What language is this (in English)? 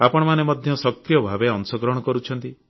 Odia